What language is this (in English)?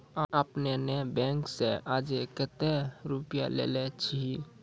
Maithili